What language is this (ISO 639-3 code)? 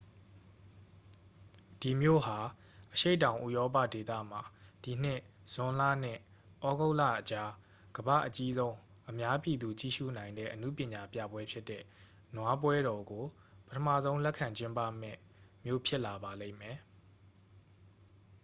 mya